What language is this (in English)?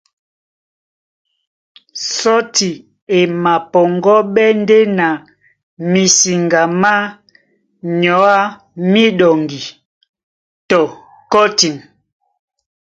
Duala